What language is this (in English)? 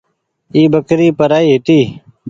Goaria